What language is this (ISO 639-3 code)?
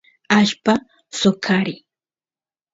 qus